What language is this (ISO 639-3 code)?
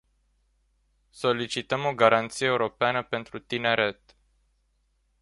ron